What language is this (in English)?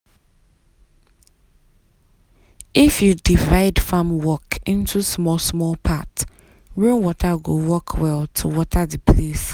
Nigerian Pidgin